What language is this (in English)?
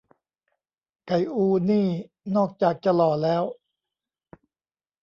Thai